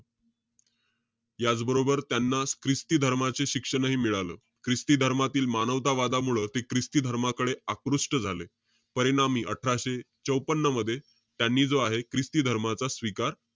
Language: Marathi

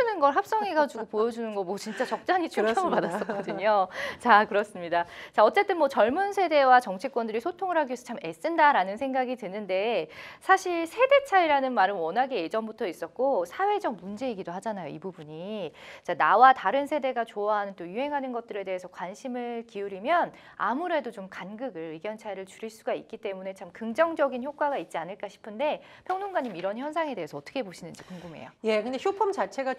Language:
Korean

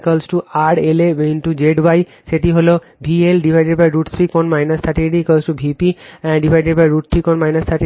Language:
Bangla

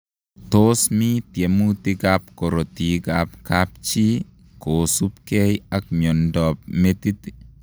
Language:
Kalenjin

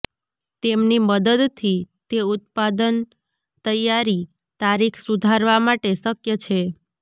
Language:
Gujarati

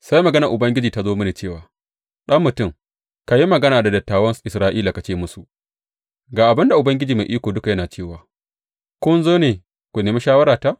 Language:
Hausa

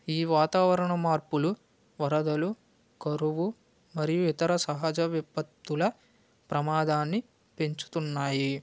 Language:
Telugu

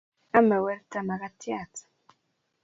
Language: Kalenjin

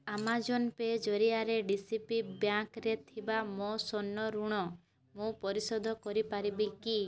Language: Odia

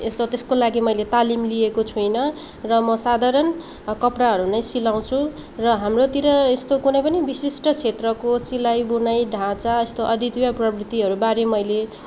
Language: Nepali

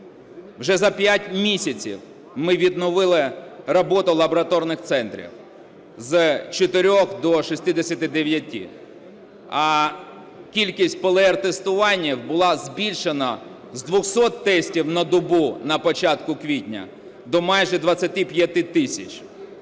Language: Ukrainian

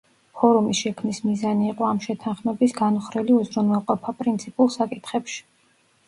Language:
Georgian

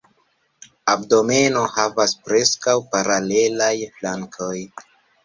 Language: Esperanto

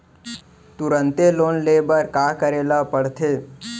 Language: Chhattisgarhi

